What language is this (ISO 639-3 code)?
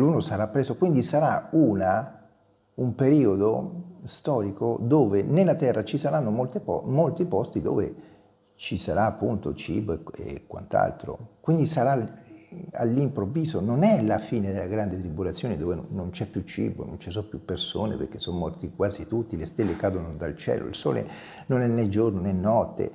ita